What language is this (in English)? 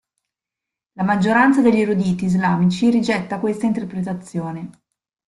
Italian